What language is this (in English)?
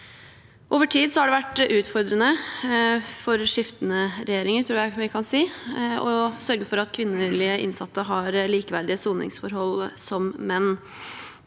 Norwegian